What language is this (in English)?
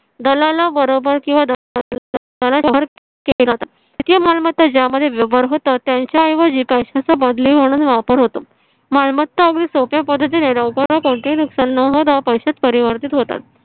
Marathi